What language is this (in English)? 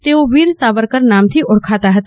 Gujarati